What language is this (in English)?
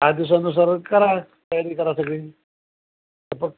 Marathi